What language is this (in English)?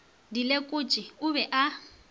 Northern Sotho